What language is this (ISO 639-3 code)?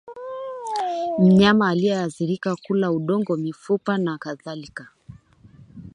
swa